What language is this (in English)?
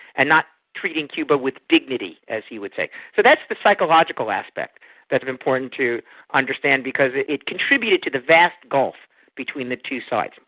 English